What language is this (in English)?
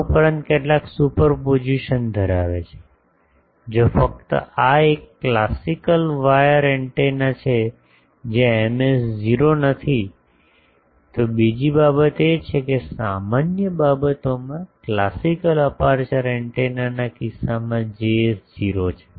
Gujarati